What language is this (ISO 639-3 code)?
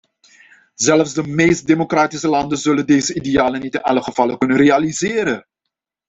nld